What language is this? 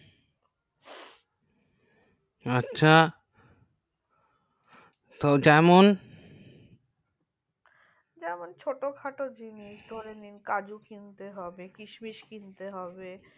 Bangla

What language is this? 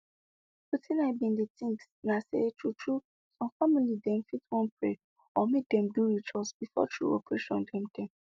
Nigerian Pidgin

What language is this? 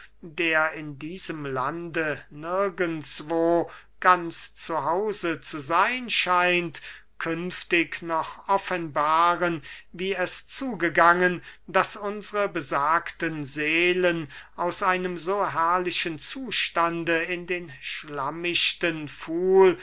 German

